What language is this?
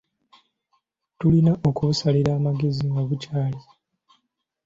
Ganda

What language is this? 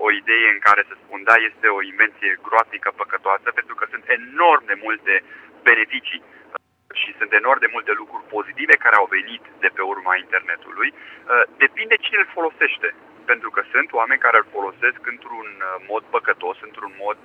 Romanian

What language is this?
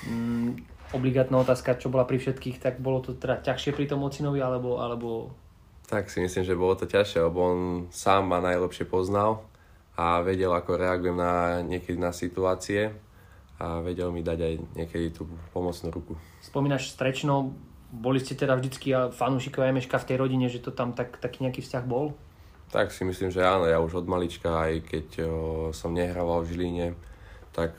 Slovak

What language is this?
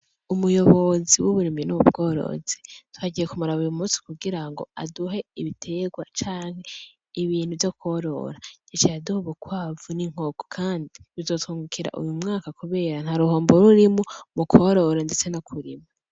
Rundi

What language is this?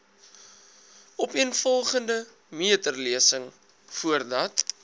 Afrikaans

